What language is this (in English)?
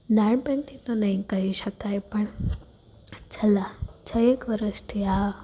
Gujarati